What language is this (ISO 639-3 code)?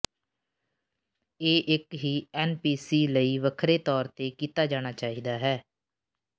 pan